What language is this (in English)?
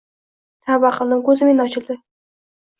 Uzbek